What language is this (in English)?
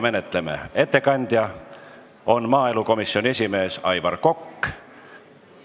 Estonian